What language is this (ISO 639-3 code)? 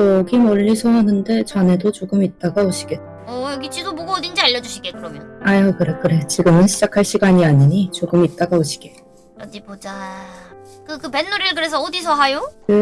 kor